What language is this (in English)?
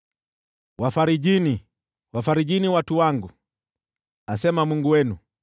Swahili